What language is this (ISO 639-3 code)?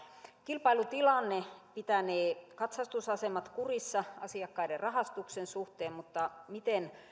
fin